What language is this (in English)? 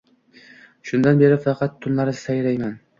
Uzbek